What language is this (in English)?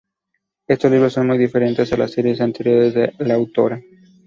Spanish